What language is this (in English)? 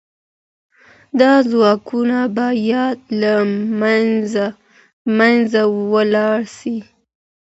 Pashto